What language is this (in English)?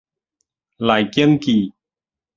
Min Nan Chinese